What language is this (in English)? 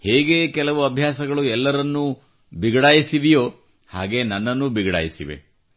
Kannada